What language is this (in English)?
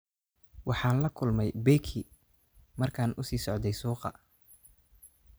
Somali